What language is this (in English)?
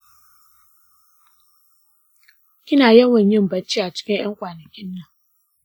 Hausa